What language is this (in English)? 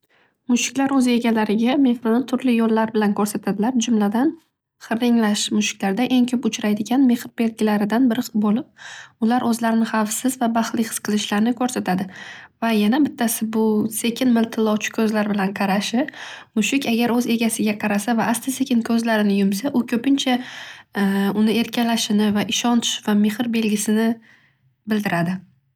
Uzbek